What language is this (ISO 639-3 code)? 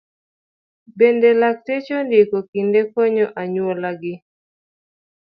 luo